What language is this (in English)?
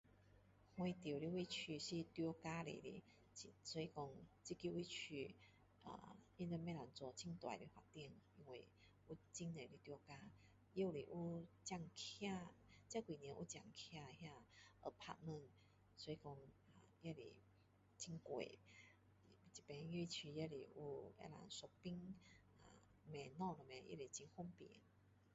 Min Dong Chinese